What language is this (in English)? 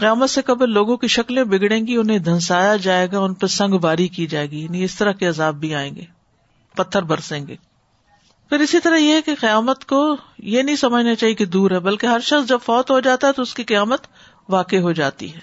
Urdu